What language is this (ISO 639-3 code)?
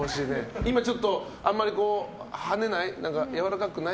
jpn